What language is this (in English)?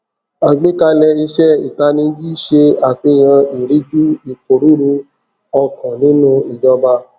Yoruba